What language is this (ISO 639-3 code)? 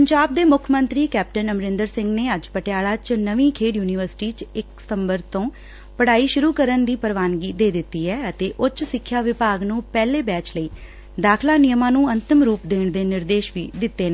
pan